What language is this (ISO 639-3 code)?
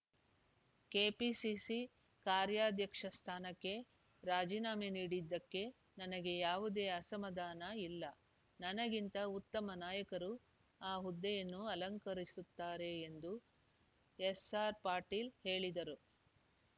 kan